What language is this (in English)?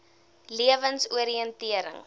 Afrikaans